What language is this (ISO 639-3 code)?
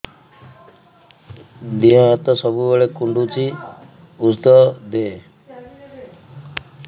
ori